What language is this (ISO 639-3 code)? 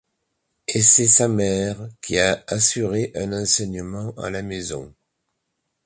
fra